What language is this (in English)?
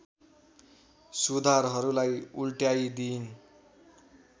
Nepali